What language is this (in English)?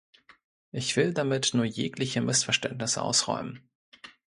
German